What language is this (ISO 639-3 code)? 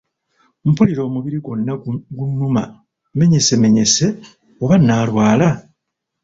lug